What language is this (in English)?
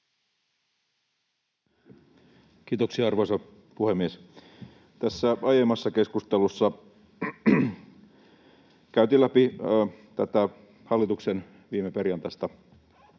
Finnish